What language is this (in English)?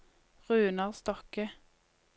Norwegian